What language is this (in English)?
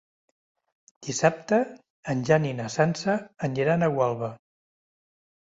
Catalan